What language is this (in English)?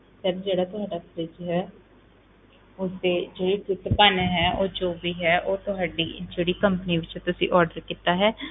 Punjabi